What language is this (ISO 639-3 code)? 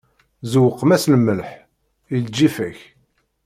kab